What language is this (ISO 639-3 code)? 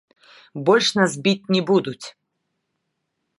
bel